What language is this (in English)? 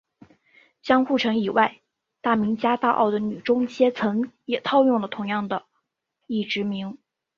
Chinese